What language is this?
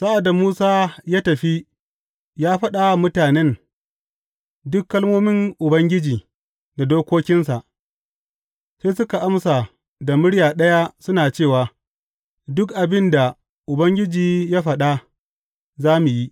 Hausa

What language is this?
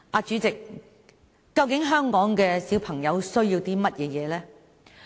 Cantonese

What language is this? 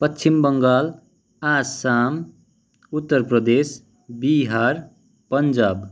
Nepali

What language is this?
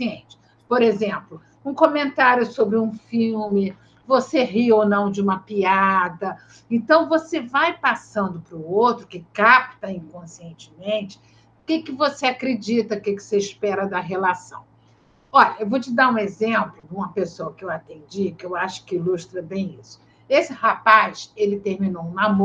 Portuguese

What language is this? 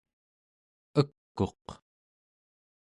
Central Yupik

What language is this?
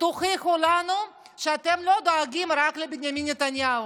Hebrew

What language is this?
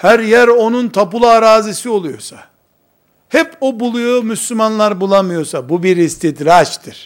Turkish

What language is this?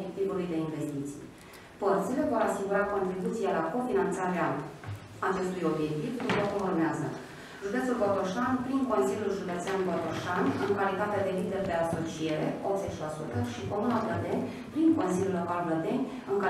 Romanian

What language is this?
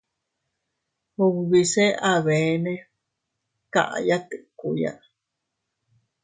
Teutila Cuicatec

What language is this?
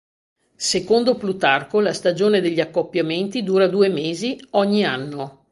Italian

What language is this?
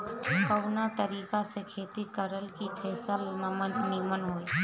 Bhojpuri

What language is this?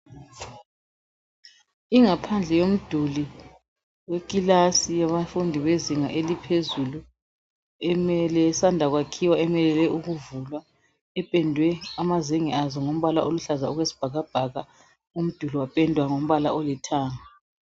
North Ndebele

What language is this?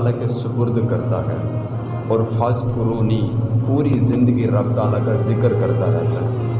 Urdu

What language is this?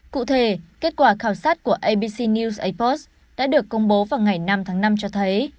Vietnamese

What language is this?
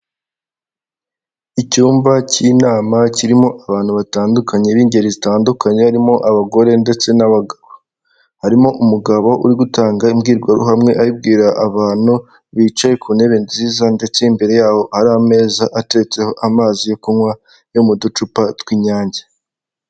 Kinyarwanda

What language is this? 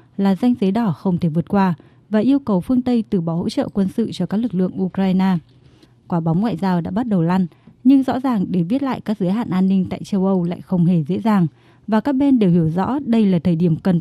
Vietnamese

